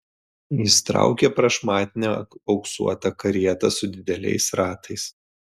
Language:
Lithuanian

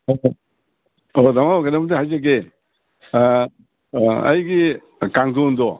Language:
Manipuri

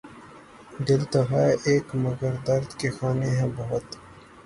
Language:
Urdu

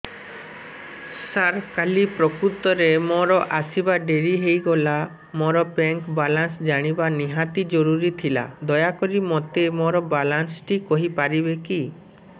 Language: Odia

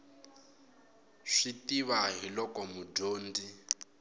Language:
Tsonga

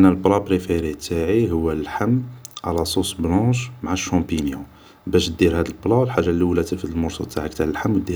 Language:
Algerian Arabic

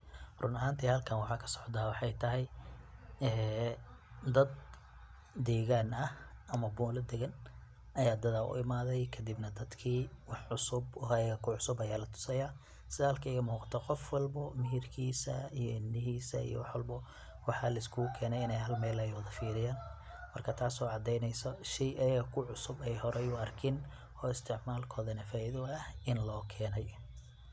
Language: Somali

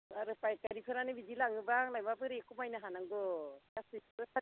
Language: Bodo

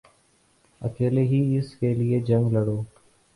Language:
Urdu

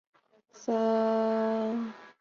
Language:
Chinese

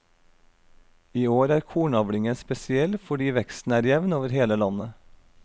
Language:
Norwegian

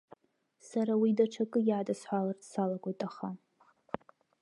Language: Abkhazian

